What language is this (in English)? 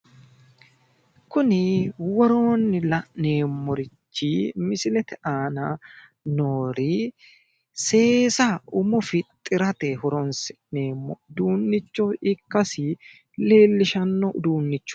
Sidamo